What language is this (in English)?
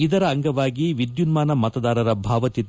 Kannada